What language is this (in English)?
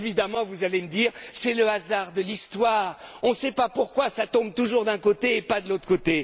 French